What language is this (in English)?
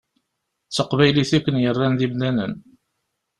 Kabyle